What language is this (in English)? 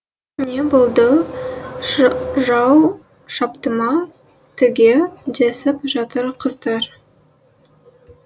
Kazakh